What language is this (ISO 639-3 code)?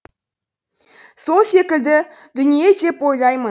kaz